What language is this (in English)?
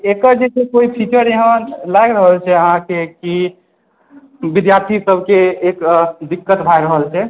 Maithili